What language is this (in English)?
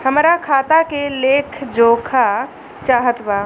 Bhojpuri